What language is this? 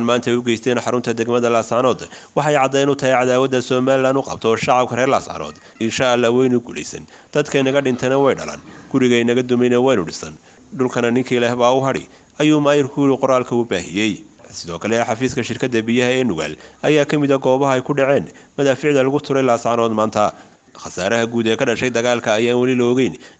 Arabic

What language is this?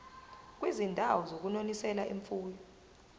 Zulu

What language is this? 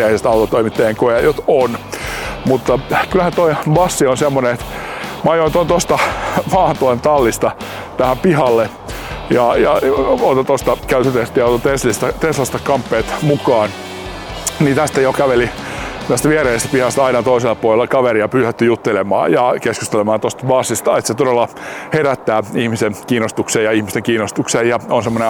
Finnish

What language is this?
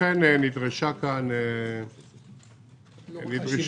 Hebrew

